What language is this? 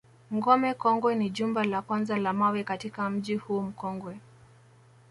Swahili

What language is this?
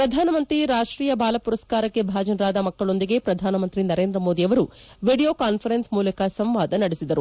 Kannada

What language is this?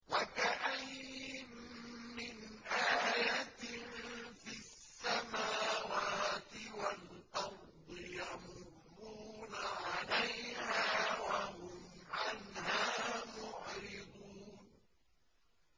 Arabic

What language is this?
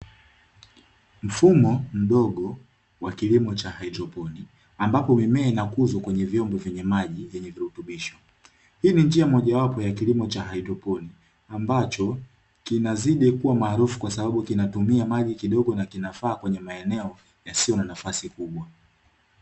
Swahili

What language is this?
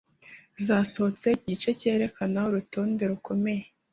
Kinyarwanda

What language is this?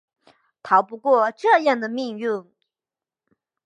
Chinese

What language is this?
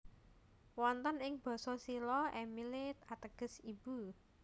Javanese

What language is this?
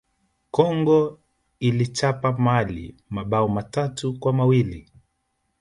Swahili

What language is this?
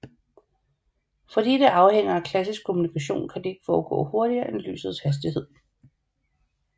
Danish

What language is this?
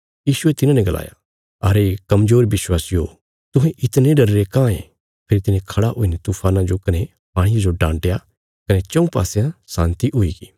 Bilaspuri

